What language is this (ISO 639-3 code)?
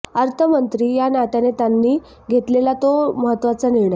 mar